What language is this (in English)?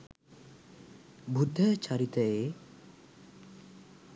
Sinhala